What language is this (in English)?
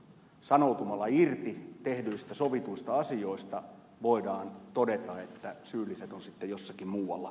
Finnish